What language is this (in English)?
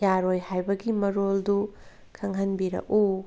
Manipuri